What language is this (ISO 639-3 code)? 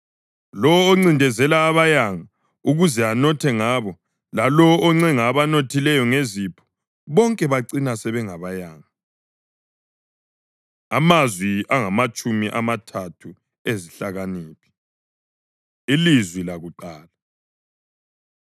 nde